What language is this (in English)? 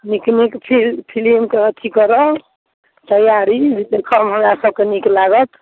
Maithili